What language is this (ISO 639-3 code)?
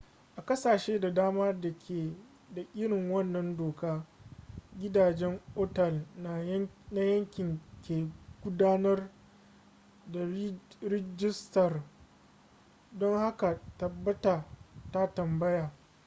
hau